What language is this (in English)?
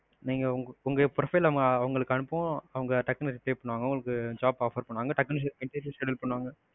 Tamil